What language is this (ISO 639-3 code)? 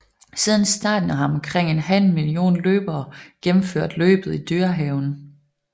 dan